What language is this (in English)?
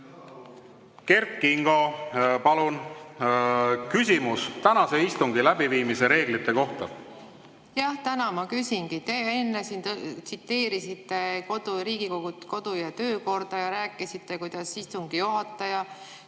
Estonian